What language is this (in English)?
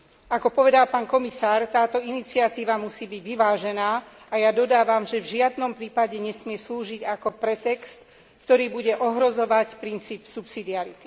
Slovak